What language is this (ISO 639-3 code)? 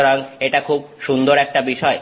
ben